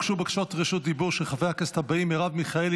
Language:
Hebrew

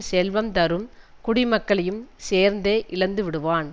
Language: Tamil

